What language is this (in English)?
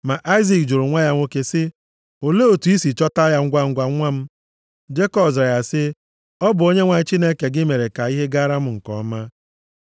Igbo